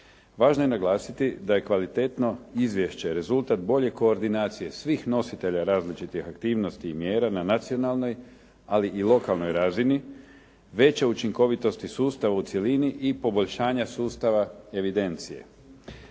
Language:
Croatian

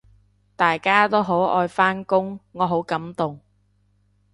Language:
Cantonese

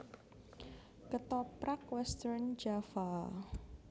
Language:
Javanese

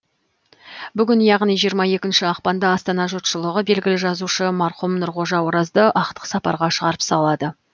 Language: Kazakh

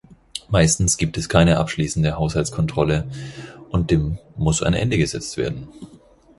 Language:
German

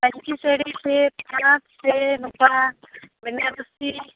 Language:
Santali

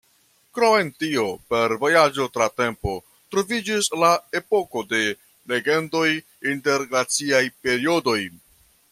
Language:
Esperanto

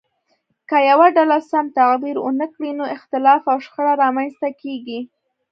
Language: Pashto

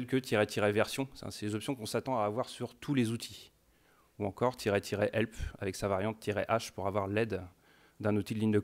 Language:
French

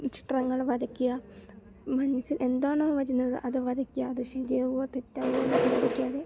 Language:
Malayalam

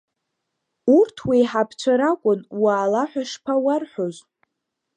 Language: Abkhazian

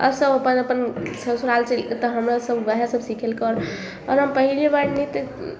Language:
Maithili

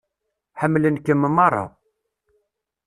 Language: Kabyle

